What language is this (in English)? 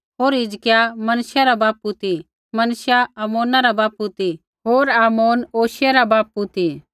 Kullu Pahari